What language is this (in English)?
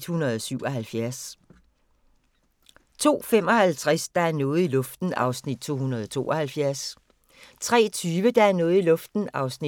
Danish